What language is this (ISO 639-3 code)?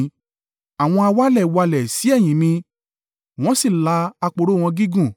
yor